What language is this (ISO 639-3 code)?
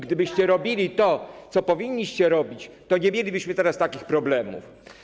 pol